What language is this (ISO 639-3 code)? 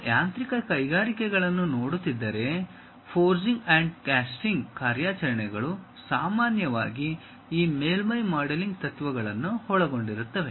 kan